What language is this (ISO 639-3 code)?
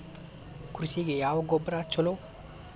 kan